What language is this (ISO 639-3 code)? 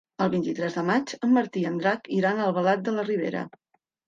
cat